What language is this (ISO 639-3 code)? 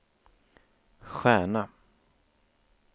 swe